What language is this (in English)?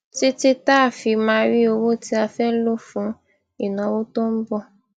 Yoruba